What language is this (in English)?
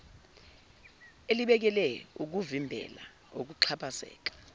Zulu